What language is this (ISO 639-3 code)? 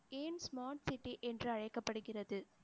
tam